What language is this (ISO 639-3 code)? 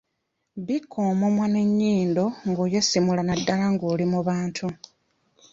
lug